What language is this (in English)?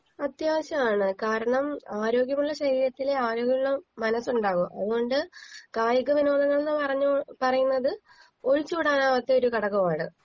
Malayalam